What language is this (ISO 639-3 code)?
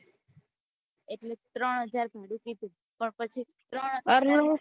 guj